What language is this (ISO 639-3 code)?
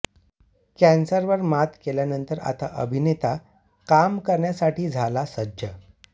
mar